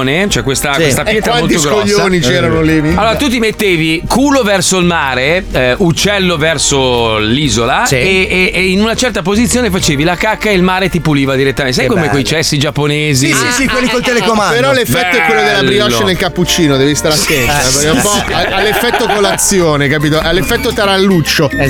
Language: Italian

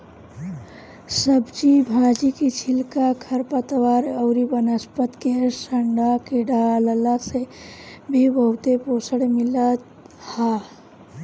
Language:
Bhojpuri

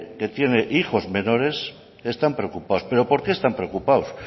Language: Spanish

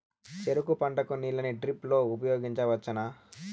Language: Telugu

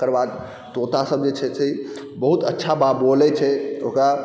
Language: Maithili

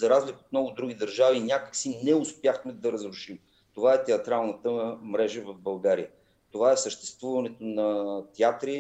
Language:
Bulgarian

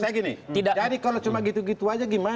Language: Indonesian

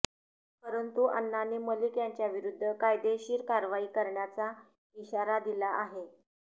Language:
Marathi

